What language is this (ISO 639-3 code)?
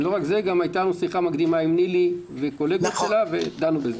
heb